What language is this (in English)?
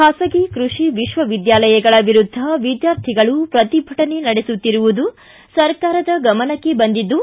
Kannada